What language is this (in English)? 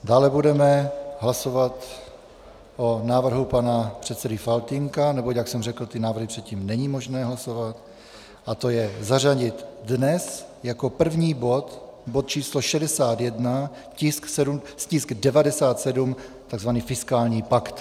Czech